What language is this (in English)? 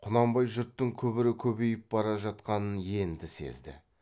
Kazakh